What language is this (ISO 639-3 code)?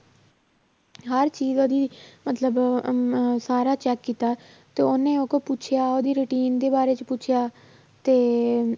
pan